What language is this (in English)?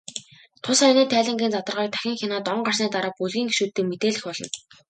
Mongolian